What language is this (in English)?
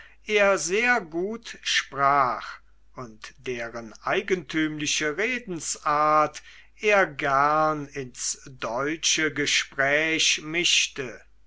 German